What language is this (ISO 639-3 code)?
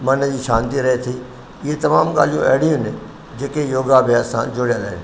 snd